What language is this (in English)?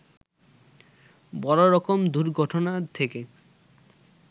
Bangla